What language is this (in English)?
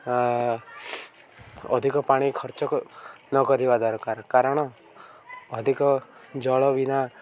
Odia